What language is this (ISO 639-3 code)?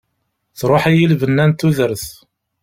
kab